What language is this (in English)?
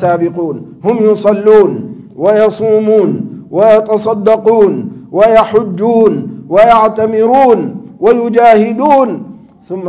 Arabic